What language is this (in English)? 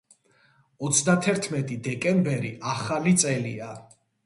Georgian